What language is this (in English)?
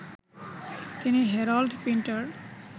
Bangla